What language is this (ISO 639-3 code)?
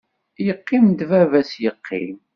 kab